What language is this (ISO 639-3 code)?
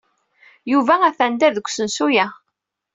kab